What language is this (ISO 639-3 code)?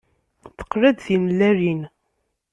kab